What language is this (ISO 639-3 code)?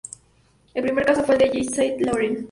spa